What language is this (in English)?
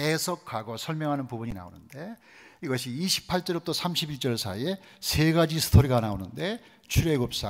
Korean